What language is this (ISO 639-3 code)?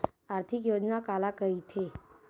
hne